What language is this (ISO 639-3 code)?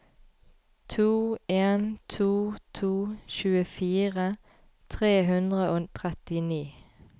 nor